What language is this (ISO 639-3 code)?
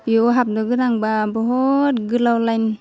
brx